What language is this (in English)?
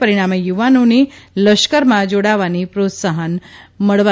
Gujarati